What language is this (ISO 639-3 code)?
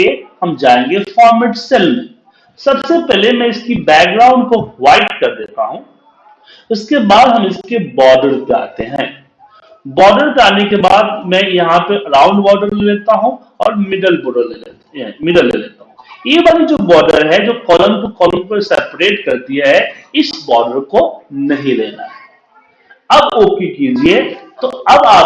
hin